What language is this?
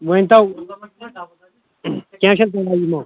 Kashmiri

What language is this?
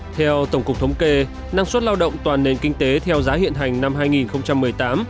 Vietnamese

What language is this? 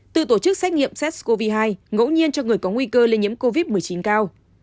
Vietnamese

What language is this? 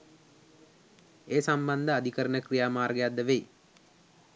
Sinhala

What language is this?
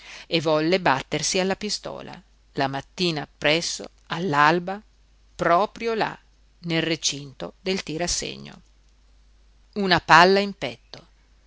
Italian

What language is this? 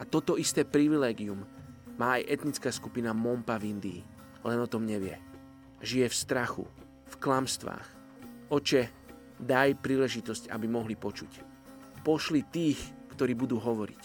Slovak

